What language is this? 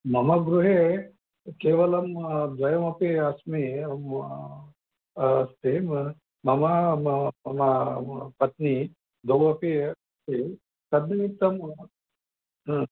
Sanskrit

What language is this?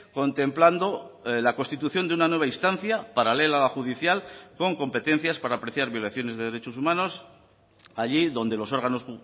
Spanish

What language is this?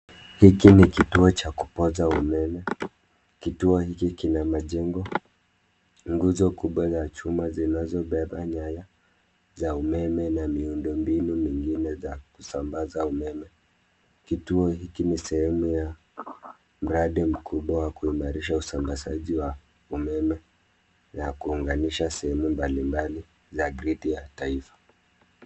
Swahili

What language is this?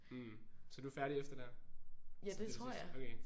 Danish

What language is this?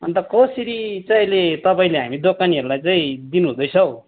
Nepali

